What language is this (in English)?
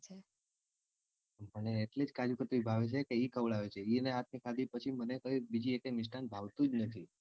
Gujarati